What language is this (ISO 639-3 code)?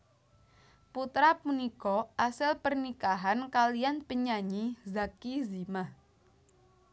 jav